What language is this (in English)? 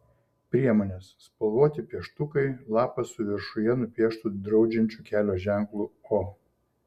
Lithuanian